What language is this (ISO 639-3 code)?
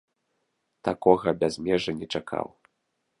bel